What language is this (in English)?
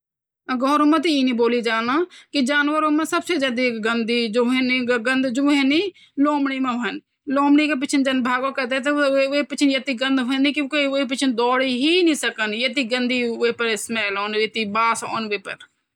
Garhwali